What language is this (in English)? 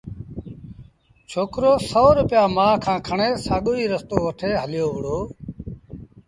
Sindhi Bhil